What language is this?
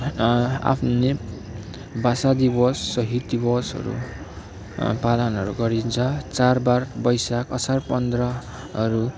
Nepali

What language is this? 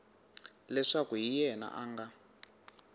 Tsonga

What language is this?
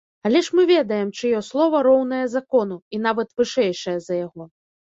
Belarusian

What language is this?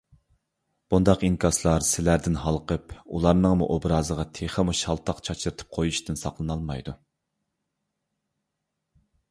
Uyghur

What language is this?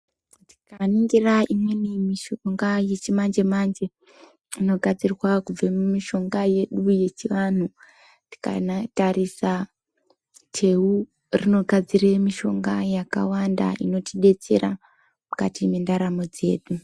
Ndau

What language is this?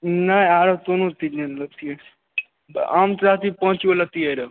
Maithili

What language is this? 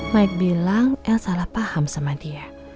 Indonesian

